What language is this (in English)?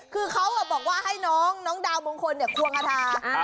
Thai